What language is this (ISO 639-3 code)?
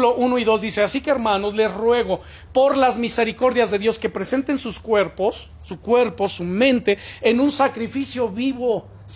spa